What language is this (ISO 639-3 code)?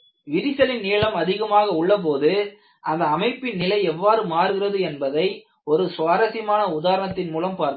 tam